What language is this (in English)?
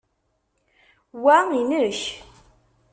Kabyle